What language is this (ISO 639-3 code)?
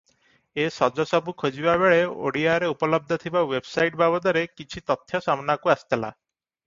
ori